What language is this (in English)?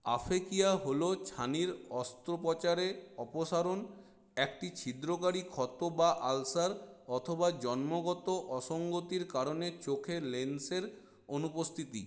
Bangla